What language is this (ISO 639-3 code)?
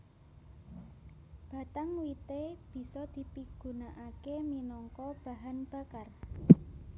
jav